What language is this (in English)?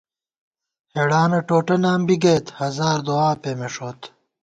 Gawar-Bati